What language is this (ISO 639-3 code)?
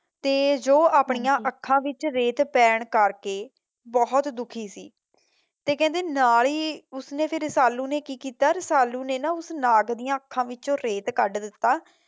pan